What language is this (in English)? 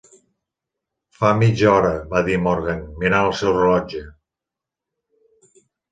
Catalan